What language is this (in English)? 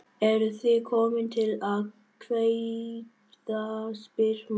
Icelandic